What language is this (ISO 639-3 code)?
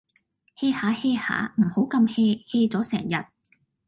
yue